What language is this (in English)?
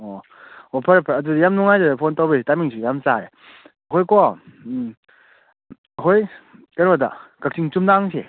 Manipuri